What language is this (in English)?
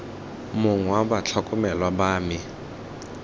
Tswana